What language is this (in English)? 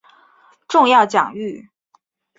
Chinese